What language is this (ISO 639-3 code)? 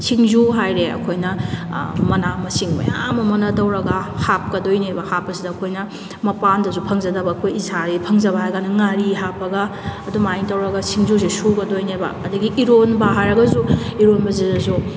mni